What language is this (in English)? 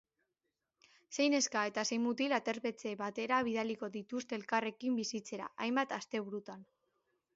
Basque